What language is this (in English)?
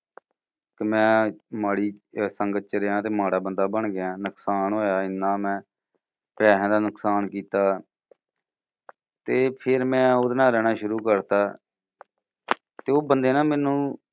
Punjabi